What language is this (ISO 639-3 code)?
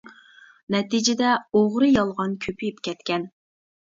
uig